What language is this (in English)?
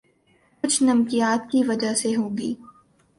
Urdu